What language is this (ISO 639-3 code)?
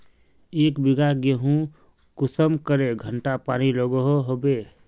mag